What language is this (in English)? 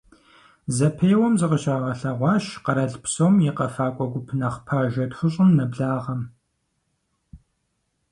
Kabardian